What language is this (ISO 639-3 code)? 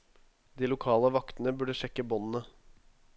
nor